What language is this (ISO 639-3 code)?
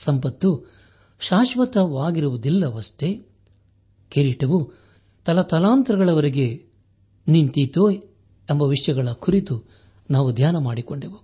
kan